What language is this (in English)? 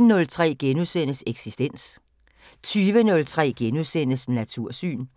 Danish